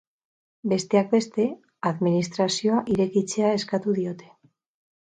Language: Basque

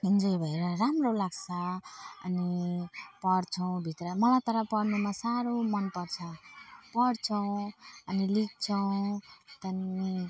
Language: Nepali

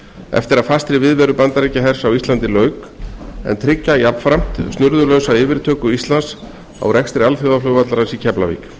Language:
Icelandic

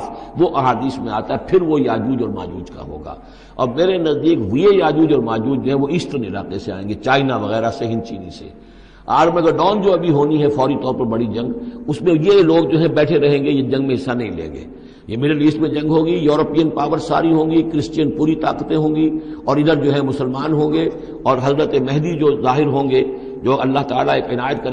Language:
Urdu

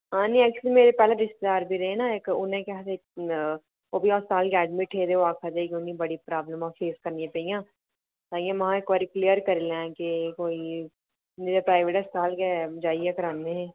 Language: Dogri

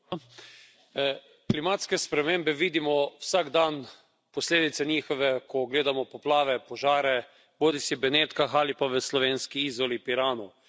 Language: Slovenian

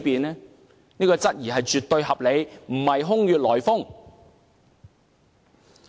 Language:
Cantonese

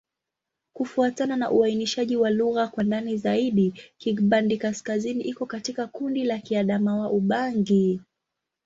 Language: Swahili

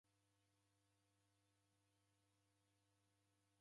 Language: Taita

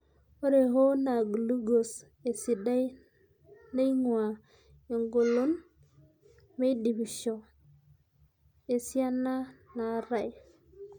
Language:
Masai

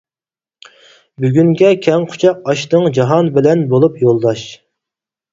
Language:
Uyghur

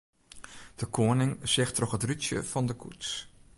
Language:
Western Frisian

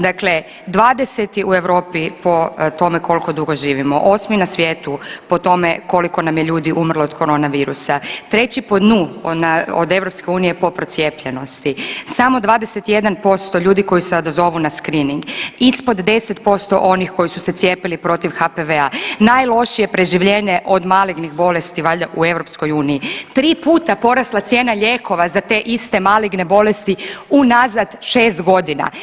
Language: Croatian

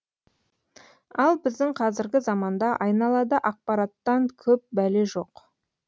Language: Kazakh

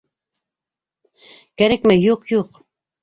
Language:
Bashkir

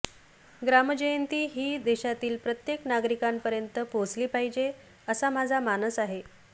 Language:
Marathi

